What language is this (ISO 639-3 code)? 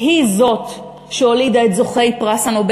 heb